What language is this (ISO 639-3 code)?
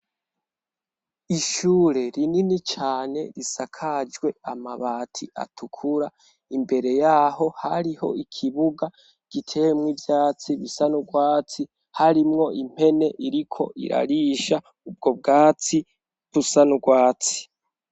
run